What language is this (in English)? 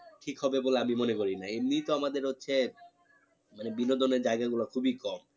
Bangla